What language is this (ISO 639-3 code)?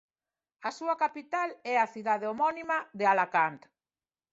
glg